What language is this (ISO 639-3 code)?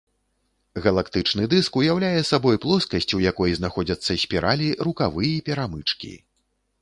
bel